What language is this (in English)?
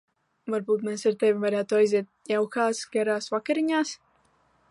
Latvian